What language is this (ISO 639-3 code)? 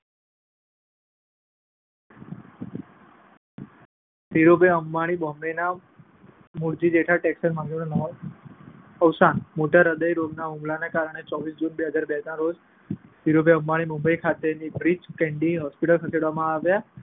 guj